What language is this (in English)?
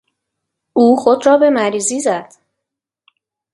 Persian